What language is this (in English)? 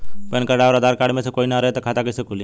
Bhojpuri